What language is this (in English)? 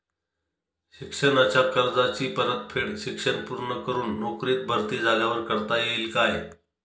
Marathi